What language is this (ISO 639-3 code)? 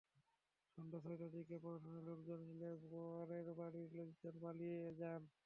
ben